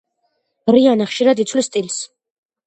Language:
Georgian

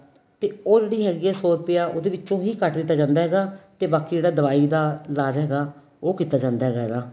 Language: Punjabi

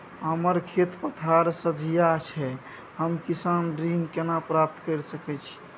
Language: Maithili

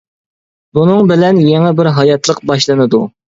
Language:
Uyghur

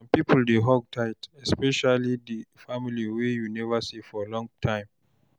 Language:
Nigerian Pidgin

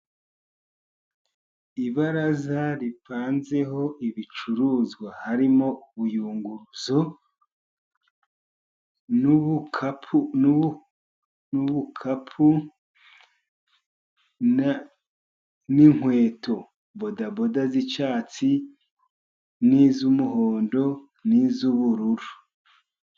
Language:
Kinyarwanda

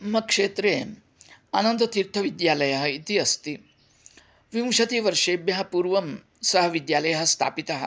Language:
Sanskrit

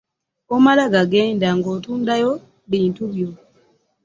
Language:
Ganda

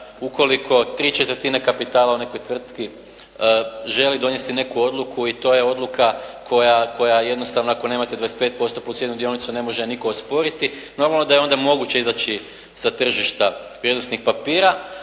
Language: Croatian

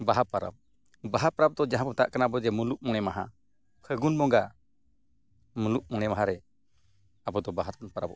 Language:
Santali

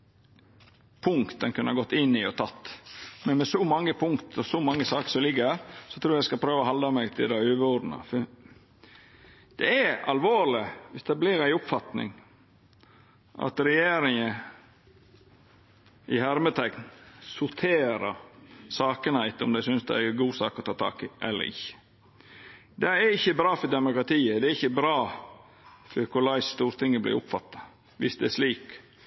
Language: Norwegian Nynorsk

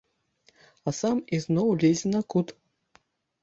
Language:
Belarusian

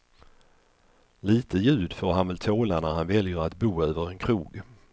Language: Swedish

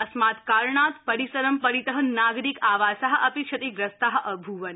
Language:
Sanskrit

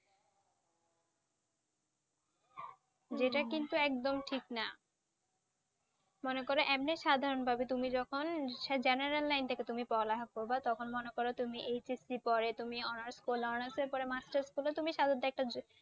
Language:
Bangla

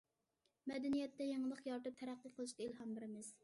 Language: Uyghur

